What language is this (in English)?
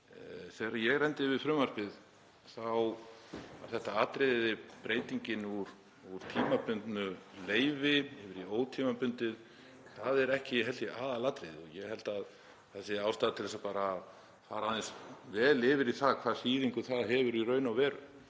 Icelandic